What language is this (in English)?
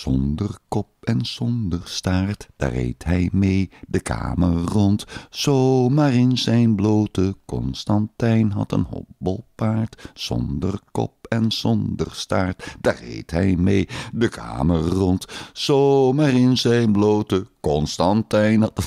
Dutch